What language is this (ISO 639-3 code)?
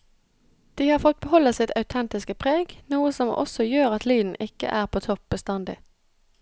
nor